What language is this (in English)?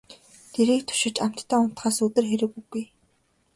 Mongolian